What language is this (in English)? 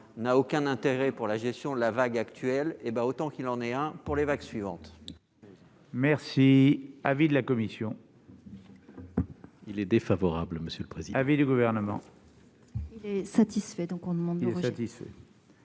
French